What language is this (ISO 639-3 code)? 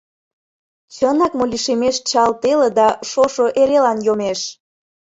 chm